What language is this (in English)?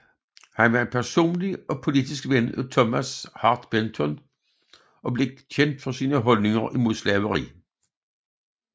Danish